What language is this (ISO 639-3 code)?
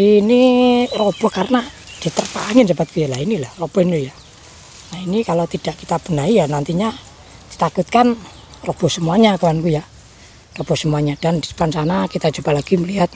ind